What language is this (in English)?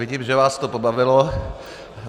Czech